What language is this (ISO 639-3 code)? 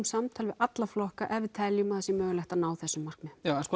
isl